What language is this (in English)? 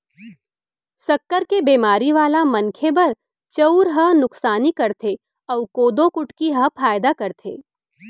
Chhattisgarhi